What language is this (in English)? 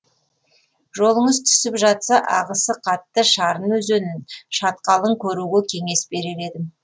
Kazakh